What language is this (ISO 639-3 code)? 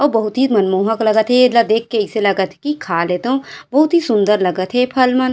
hne